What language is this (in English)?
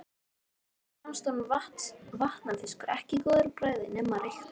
Icelandic